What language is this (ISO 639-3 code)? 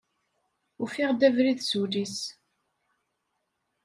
kab